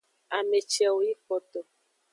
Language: Aja (Benin)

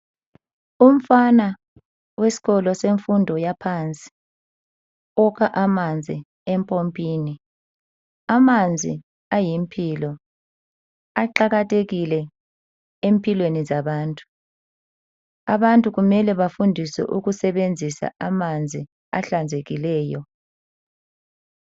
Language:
North Ndebele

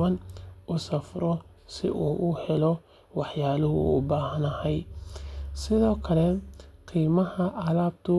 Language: Somali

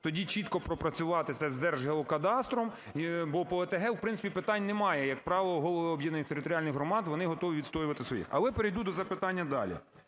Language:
Ukrainian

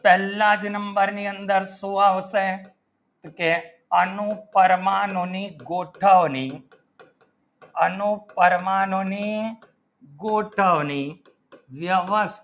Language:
Gujarati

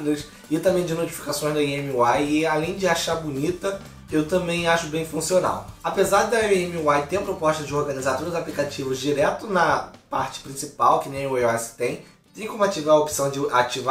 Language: Portuguese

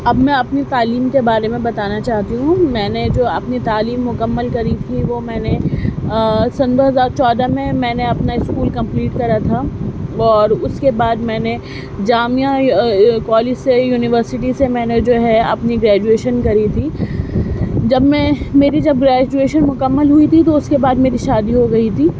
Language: Urdu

